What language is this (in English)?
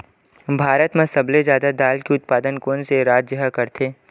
Chhattisgarhi